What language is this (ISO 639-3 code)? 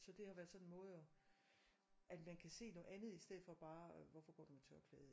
dan